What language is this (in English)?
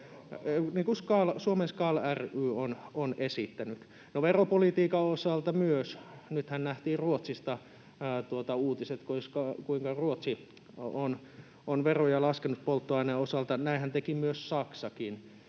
Finnish